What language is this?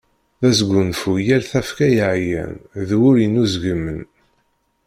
Kabyle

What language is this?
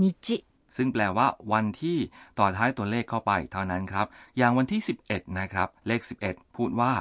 Thai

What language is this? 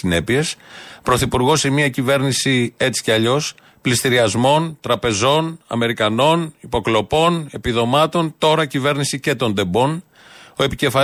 Greek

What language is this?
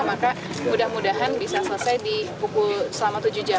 Indonesian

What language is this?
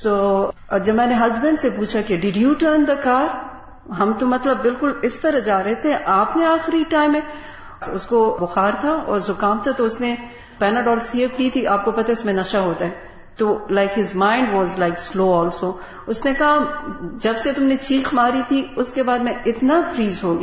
Urdu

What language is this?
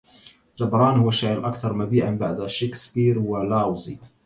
Arabic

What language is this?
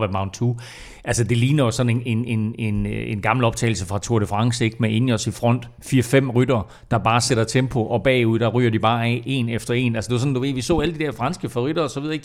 Danish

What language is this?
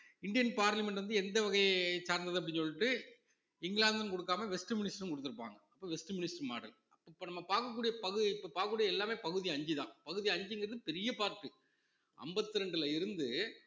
Tamil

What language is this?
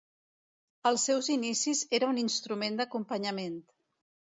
Catalan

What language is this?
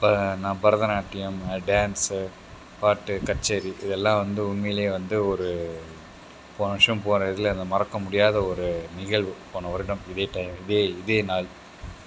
Tamil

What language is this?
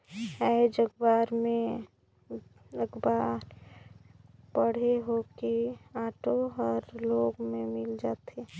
Chhattisgarhi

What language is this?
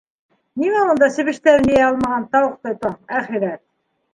Bashkir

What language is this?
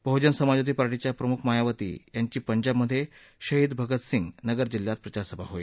Marathi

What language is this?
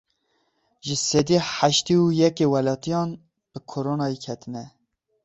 Kurdish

